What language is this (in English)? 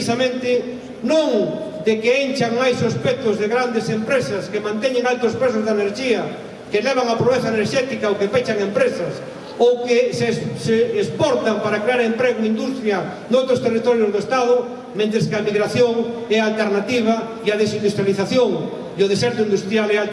Portuguese